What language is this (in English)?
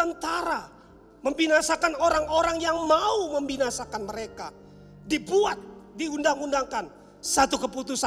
Indonesian